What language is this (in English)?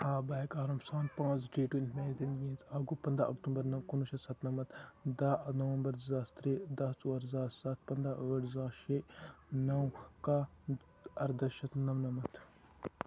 Kashmiri